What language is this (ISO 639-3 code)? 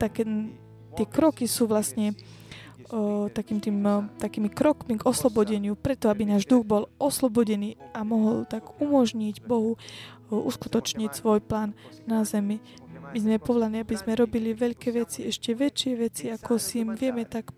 slk